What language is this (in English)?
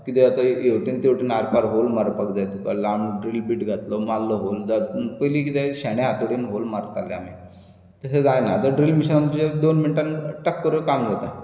Konkani